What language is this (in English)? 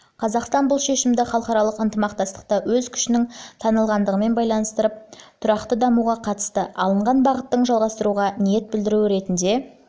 Kazakh